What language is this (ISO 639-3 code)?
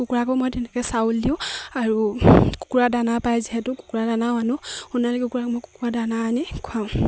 asm